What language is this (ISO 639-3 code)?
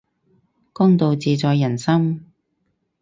yue